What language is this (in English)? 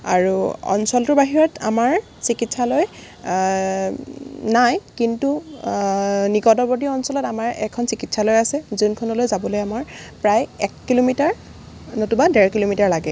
Assamese